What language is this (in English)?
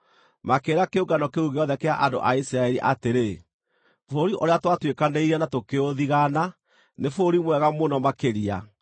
Kikuyu